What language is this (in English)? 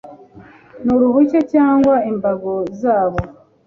Kinyarwanda